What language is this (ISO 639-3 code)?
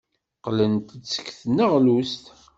kab